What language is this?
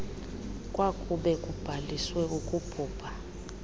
Xhosa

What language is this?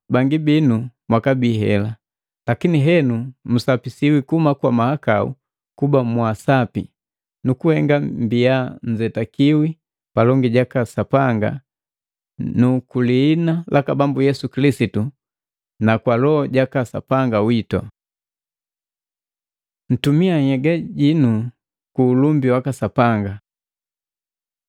Matengo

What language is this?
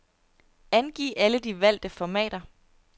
Danish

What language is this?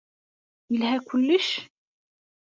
Kabyle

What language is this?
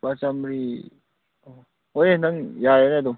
Manipuri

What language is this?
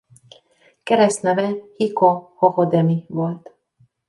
Hungarian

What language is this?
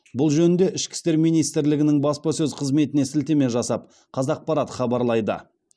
Kazakh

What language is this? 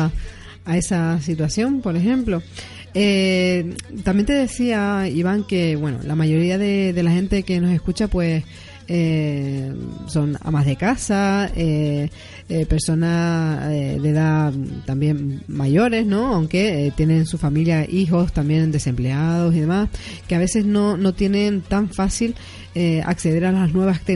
Spanish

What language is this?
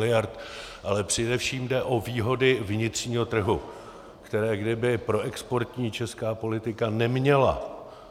Czech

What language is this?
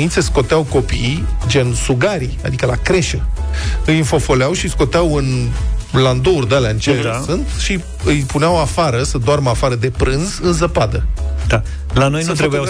Romanian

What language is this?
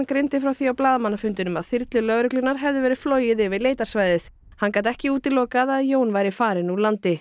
Icelandic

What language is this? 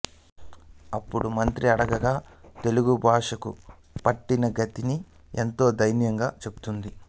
Telugu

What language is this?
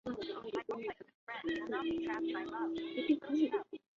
Chinese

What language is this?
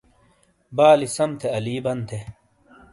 Shina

